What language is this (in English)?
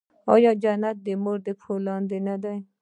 Pashto